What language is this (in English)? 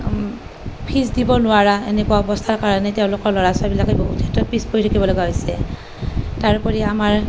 Assamese